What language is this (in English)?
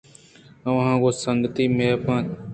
Eastern Balochi